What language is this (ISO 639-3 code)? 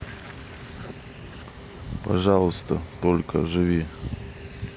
rus